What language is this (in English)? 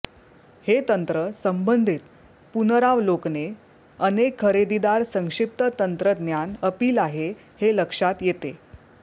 Marathi